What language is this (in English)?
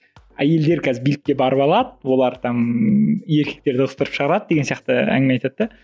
Kazakh